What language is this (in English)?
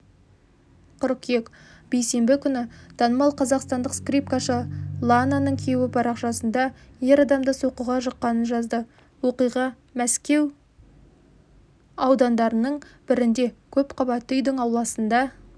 Kazakh